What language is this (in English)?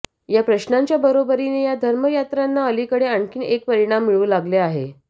Marathi